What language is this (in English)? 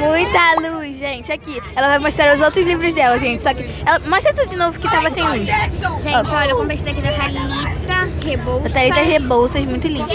Portuguese